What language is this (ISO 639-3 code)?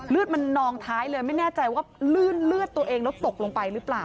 tha